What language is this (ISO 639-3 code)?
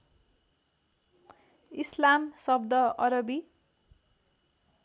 nep